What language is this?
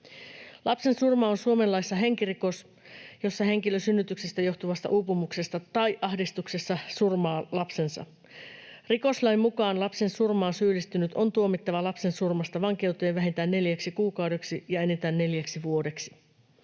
Finnish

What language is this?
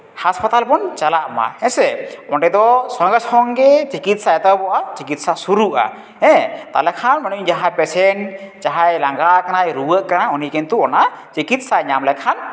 Santali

